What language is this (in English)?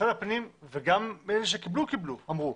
Hebrew